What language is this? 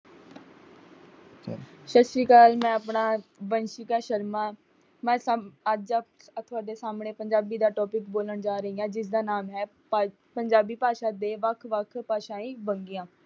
Punjabi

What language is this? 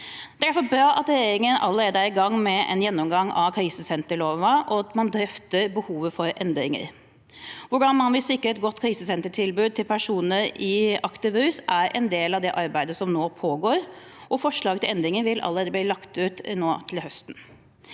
Norwegian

